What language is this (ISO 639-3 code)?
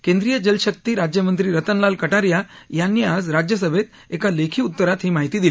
mar